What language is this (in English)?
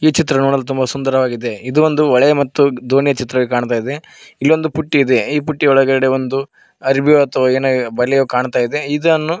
Kannada